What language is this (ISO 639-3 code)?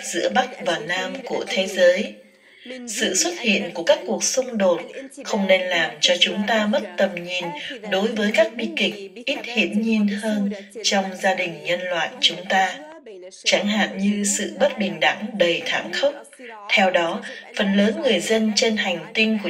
vie